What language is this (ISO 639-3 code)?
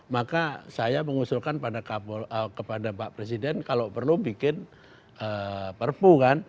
ind